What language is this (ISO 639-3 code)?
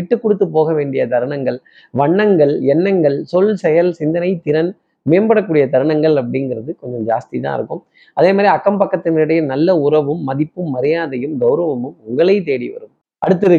tam